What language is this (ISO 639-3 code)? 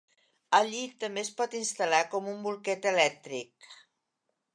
cat